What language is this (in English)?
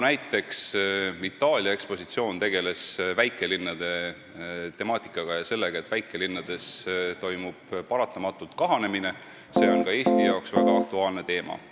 Estonian